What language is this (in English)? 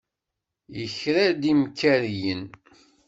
Kabyle